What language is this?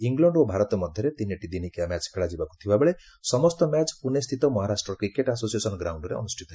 Odia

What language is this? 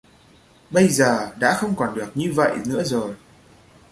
Vietnamese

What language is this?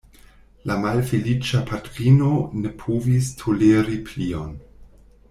Esperanto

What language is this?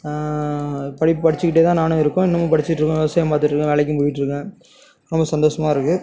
Tamil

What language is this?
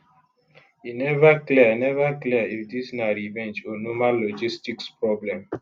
Nigerian Pidgin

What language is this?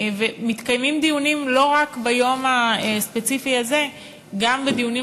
Hebrew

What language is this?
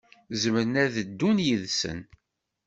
Kabyle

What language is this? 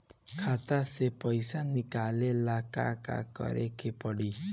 Bhojpuri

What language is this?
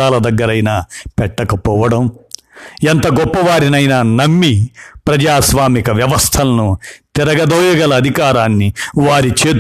Telugu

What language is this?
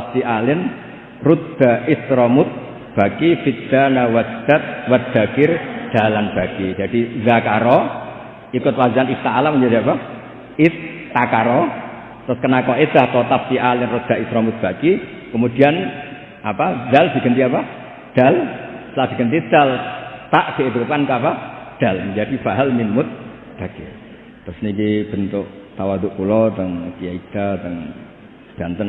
Indonesian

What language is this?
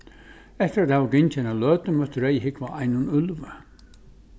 Faroese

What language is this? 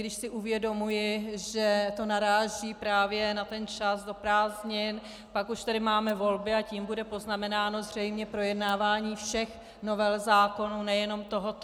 Czech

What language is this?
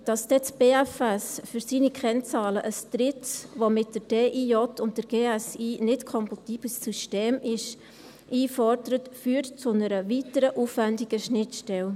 Swiss German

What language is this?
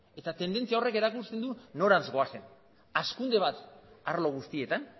Basque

